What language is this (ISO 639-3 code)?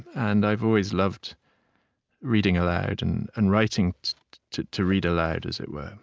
eng